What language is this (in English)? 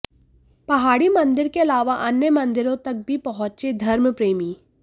Hindi